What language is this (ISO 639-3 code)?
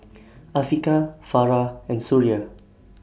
eng